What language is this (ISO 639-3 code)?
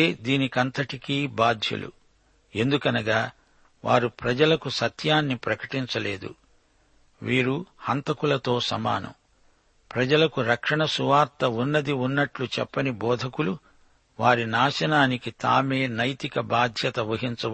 tel